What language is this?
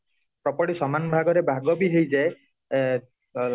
Odia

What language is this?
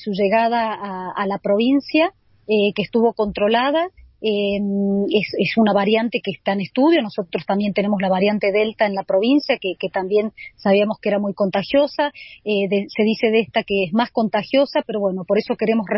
Spanish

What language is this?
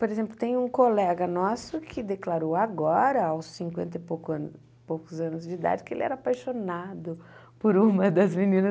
Portuguese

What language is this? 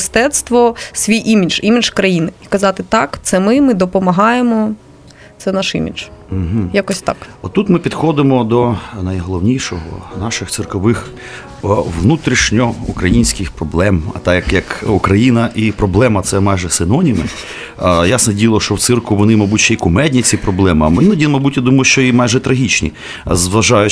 Ukrainian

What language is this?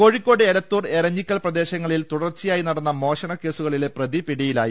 Malayalam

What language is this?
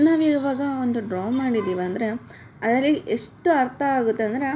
Kannada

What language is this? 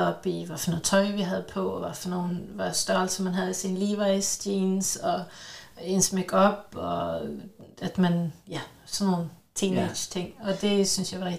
Danish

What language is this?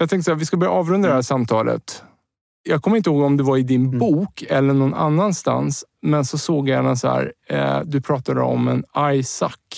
Swedish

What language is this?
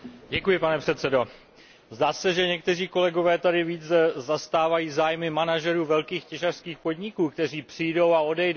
Czech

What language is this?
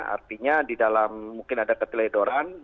Indonesian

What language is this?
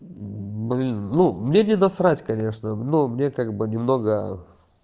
Russian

